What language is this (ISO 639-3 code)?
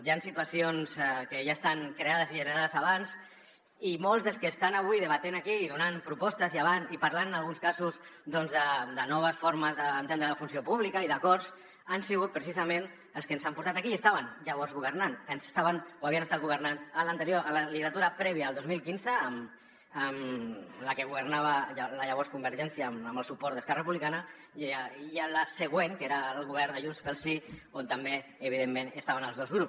cat